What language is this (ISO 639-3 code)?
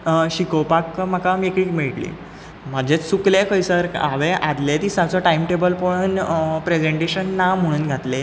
kok